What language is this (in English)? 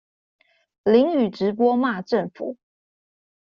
Chinese